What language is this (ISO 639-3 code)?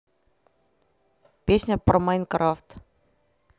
rus